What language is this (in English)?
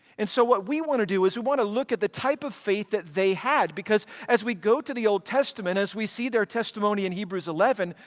English